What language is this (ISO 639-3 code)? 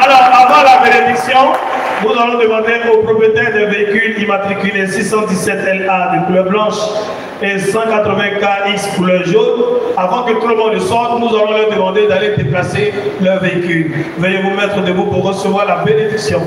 fra